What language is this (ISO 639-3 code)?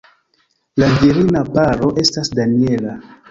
epo